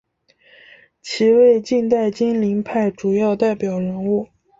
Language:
Chinese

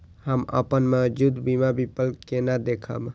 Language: Maithili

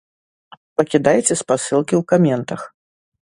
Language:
Belarusian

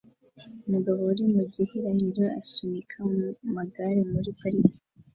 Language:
Kinyarwanda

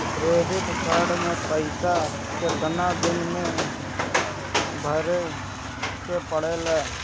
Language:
Bhojpuri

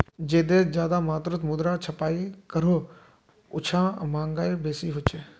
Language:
Magahi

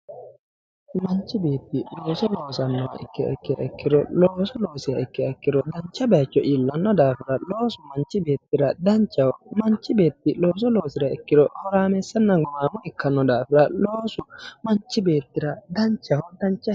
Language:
Sidamo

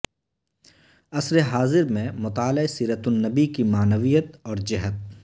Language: Urdu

